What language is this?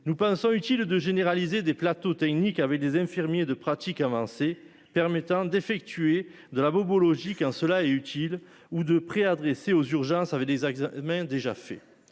French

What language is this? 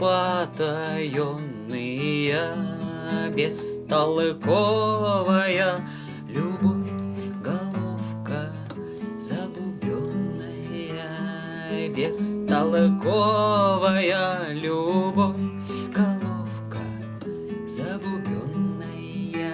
Ukrainian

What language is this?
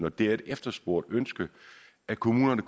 Danish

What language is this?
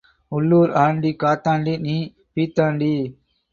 Tamil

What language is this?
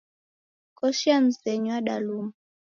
Taita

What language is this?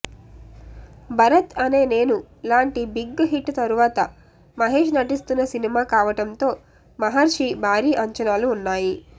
Telugu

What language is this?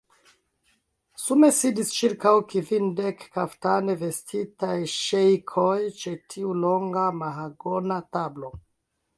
Esperanto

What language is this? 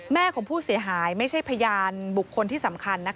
Thai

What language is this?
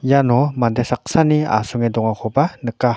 Garo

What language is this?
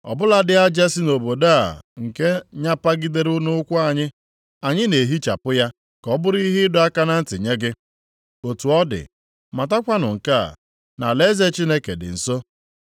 Igbo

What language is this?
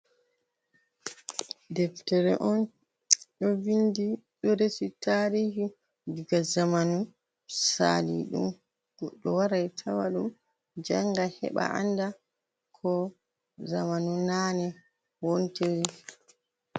Fula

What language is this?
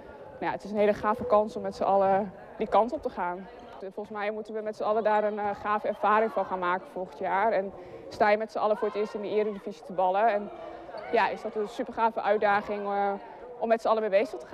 Dutch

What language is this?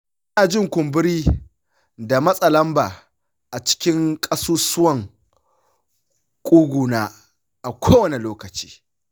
Hausa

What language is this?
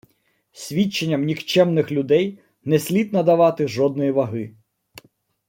Ukrainian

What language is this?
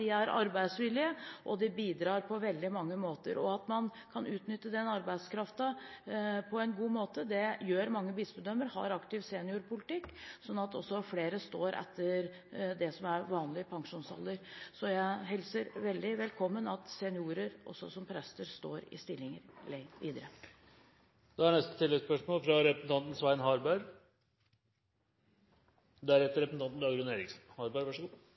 Norwegian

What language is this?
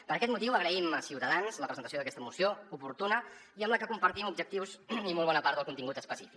Catalan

